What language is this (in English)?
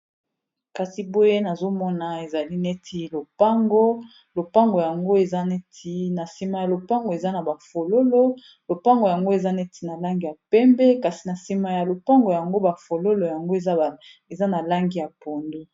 Lingala